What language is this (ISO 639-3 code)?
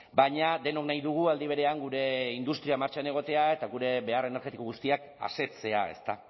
eus